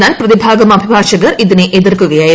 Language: Malayalam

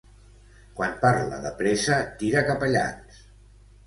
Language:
Catalan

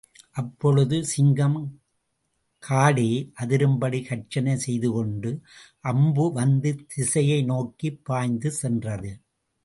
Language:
Tamil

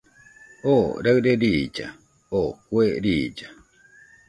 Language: Nüpode Huitoto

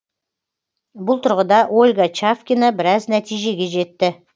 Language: Kazakh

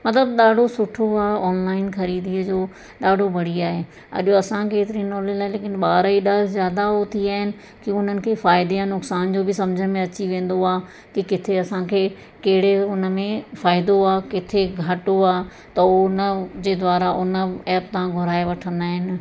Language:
Sindhi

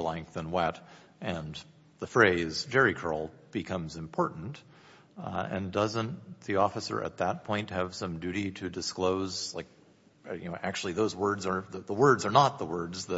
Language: English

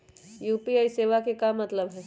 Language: Magahi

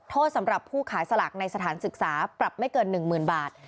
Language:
Thai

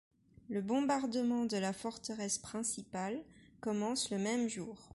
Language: French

